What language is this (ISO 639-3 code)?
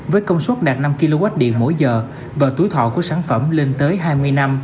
vie